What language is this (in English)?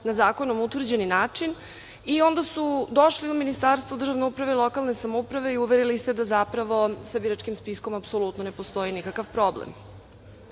Serbian